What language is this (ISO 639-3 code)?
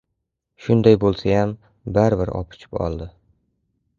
uzb